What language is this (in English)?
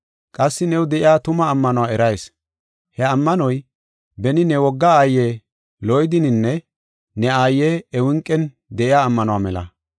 Gofa